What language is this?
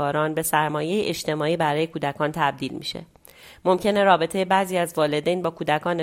Persian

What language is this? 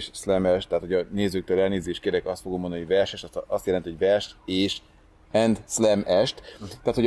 Hungarian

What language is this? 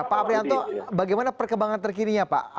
Indonesian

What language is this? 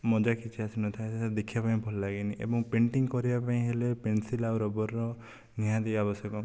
Odia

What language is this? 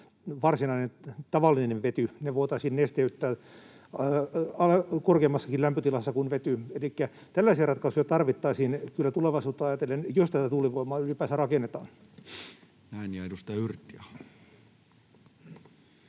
Finnish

